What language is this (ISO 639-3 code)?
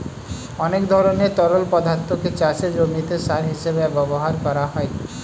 ben